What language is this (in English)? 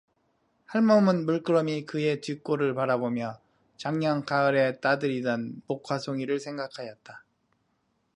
Korean